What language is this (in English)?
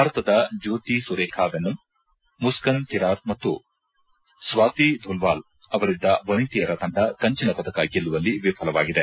Kannada